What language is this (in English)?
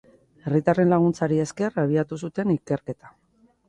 Basque